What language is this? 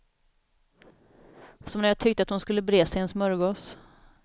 Swedish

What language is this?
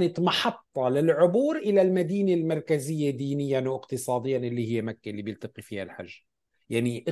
Arabic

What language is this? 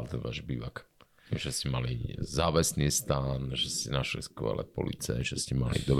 Slovak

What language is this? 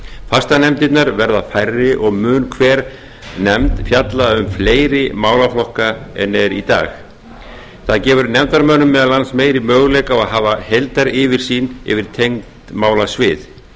Icelandic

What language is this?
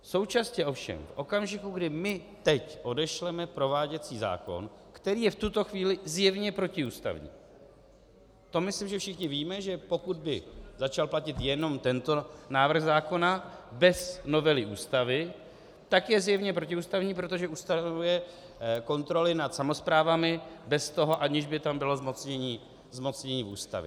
Czech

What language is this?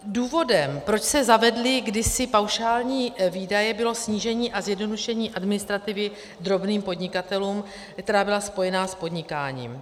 Czech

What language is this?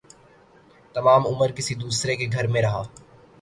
Urdu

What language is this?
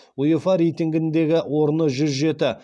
Kazakh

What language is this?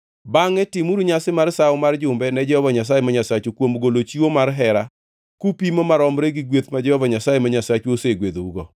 Luo (Kenya and Tanzania)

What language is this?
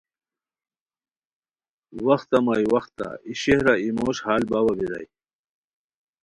Khowar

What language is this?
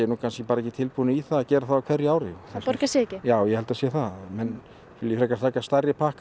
Icelandic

